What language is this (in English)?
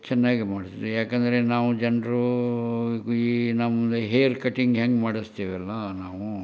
Kannada